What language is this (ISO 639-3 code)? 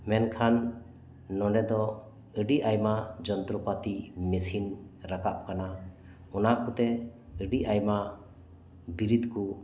sat